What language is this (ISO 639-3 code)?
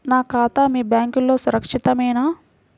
tel